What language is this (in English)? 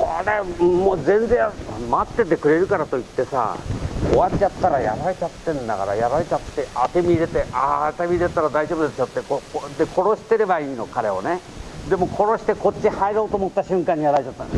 Japanese